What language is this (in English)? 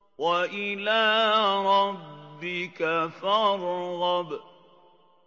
Arabic